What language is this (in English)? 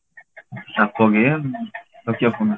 Odia